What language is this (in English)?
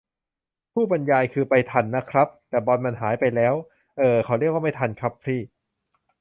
Thai